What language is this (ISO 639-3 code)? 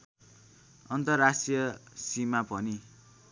nep